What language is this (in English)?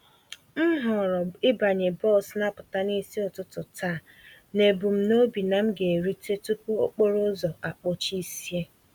Igbo